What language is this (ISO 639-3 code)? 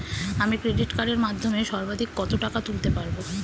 ben